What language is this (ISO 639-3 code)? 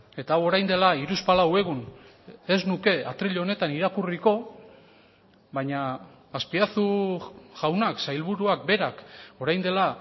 eus